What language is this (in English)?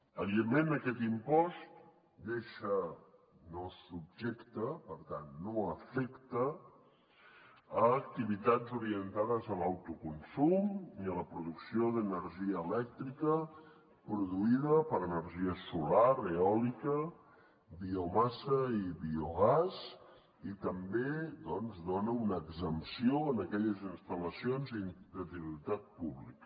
Catalan